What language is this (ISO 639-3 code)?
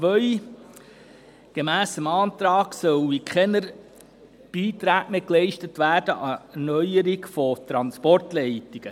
gsw